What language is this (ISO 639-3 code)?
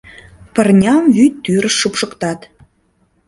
chm